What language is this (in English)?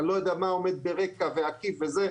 Hebrew